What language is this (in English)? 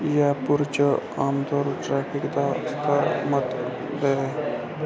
Dogri